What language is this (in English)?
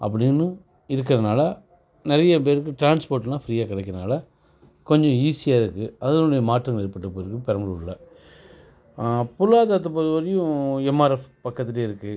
Tamil